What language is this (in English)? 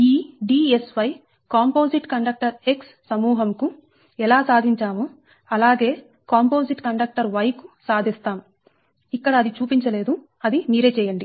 Telugu